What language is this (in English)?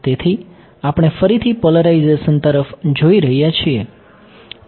Gujarati